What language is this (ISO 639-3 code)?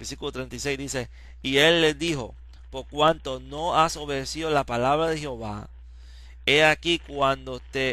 spa